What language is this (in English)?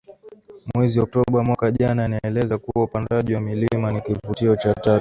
Swahili